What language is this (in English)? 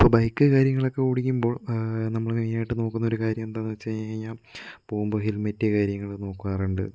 Malayalam